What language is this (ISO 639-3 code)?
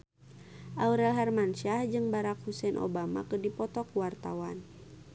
sun